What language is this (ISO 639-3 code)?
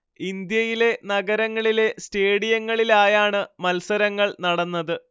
mal